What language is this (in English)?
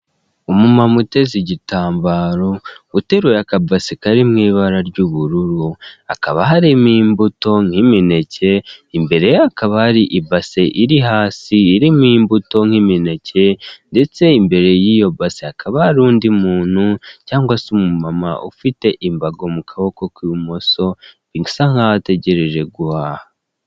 Kinyarwanda